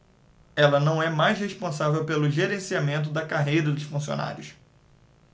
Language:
Portuguese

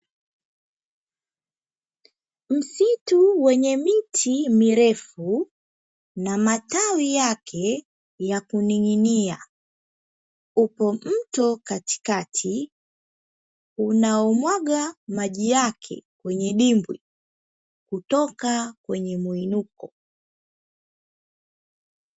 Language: Swahili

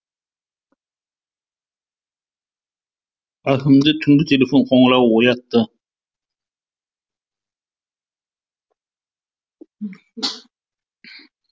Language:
Kazakh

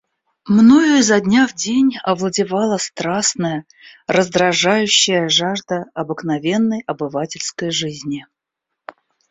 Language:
Russian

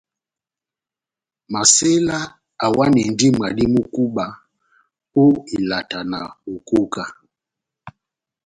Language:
Batanga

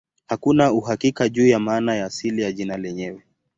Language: Swahili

